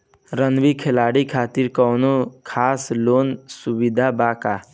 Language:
Bhojpuri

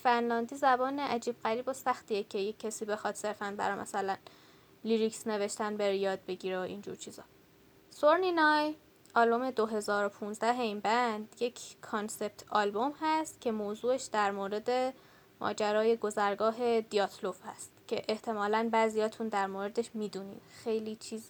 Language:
Persian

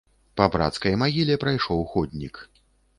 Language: Belarusian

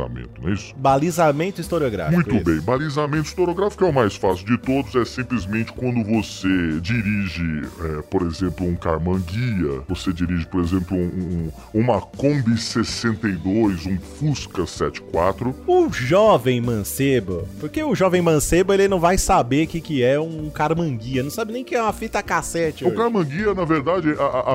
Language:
Portuguese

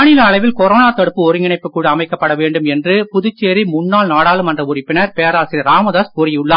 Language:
Tamil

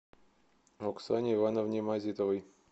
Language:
Russian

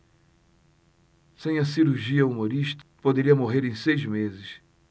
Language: Portuguese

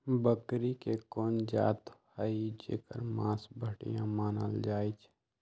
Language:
Magahi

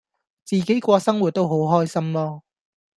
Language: Cantonese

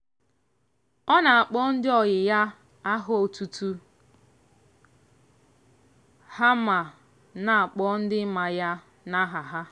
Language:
Igbo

